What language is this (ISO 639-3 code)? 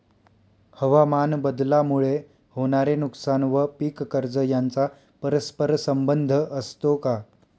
mar